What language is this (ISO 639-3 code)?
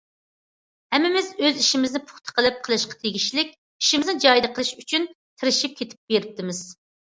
uig